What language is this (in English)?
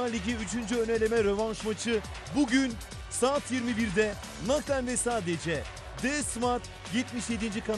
Turkish